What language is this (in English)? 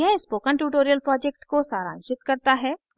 Hindi